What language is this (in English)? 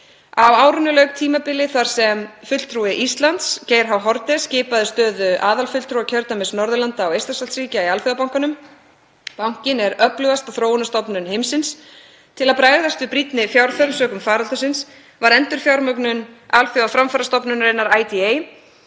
Icelandic